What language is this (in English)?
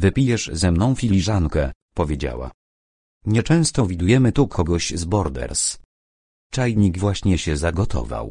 Polish